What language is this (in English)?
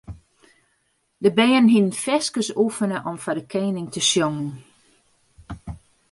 Western Frisian